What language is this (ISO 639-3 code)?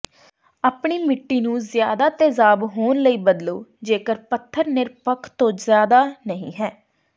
pan